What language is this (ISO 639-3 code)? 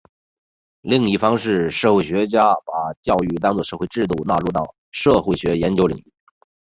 zho